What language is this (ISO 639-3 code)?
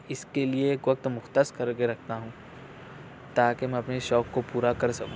urd